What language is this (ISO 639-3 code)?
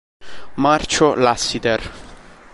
ita